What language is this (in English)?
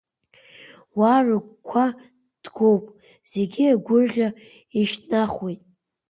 Abkhazian